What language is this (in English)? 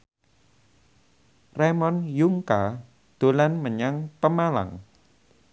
Javanese